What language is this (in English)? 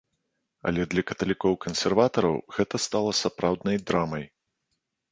Belarusian